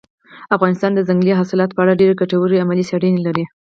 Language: Pashto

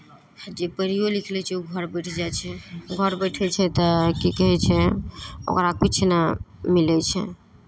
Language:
Maithili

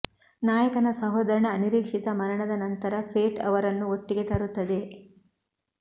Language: Kannada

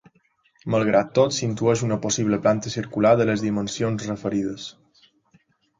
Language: Catalan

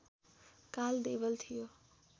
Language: Nepali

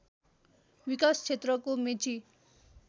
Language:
Nepali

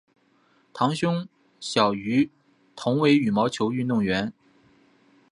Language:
Chinese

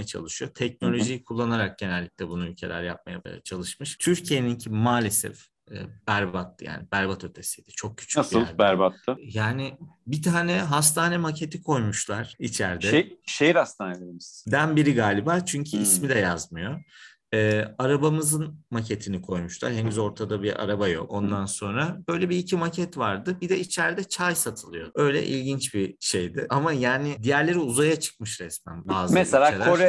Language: Turkish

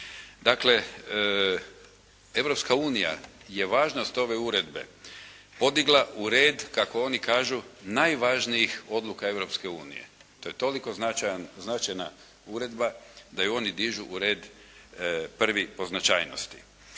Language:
Croatian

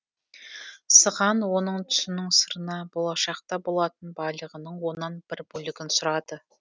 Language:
Kazakh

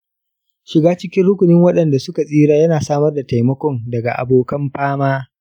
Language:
Hausa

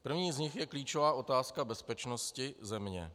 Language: Czech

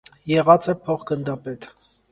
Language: Armenian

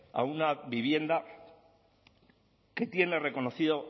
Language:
Spanish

